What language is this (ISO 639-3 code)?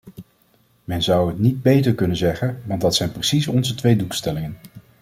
nld